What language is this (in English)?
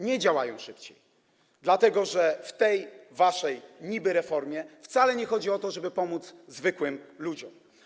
Polish